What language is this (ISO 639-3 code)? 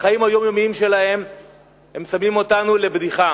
heb